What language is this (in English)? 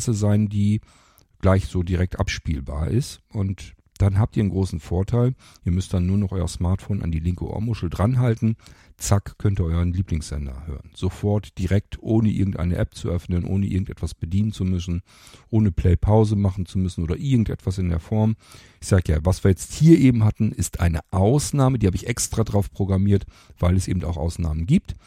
German